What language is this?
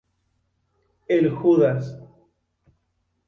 Spanish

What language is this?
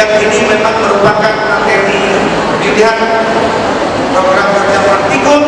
Indonesian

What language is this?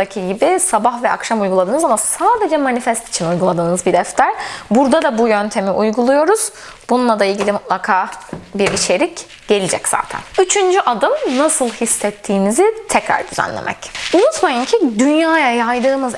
Turkish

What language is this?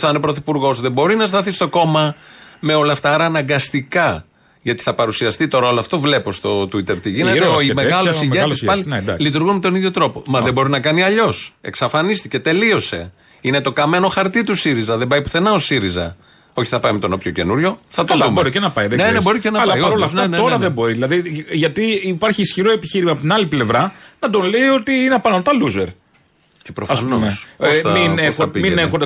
Greek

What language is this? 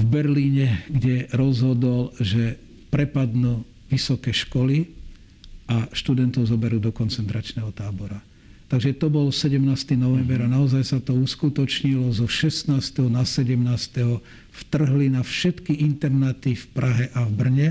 Slovak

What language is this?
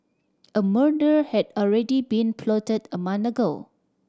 English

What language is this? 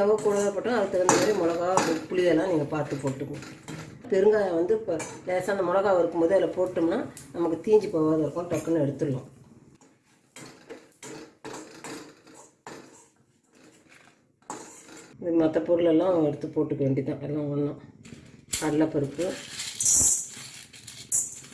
Turkish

